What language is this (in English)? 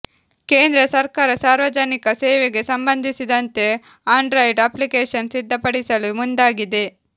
Kannada